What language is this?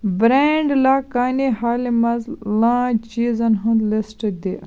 Kashmiri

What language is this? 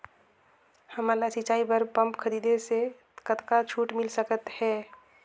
Chhattisgarhi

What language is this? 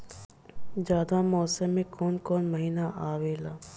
Bhojpuri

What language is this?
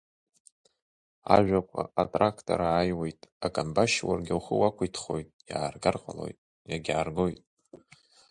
Abkhazian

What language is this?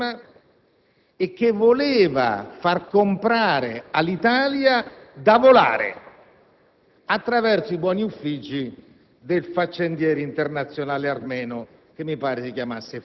Italian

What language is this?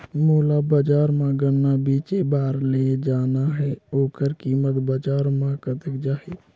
Chhattisgarhi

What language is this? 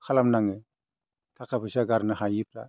Bodo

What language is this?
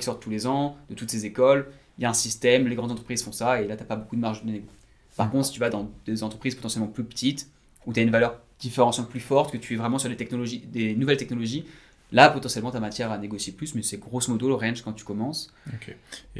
French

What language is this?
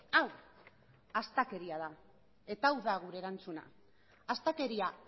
Basque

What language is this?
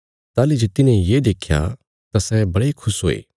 Bilaspuri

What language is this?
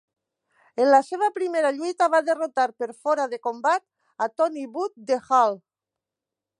Catalan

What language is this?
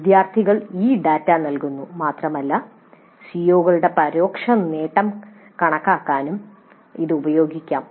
Malayalam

